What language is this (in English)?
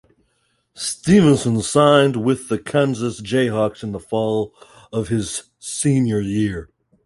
English